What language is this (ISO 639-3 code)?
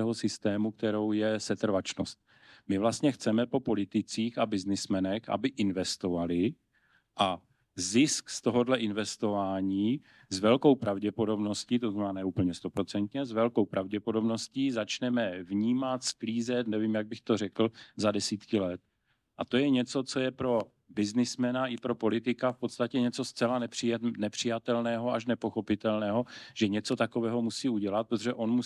ces